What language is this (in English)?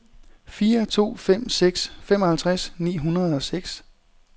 Danish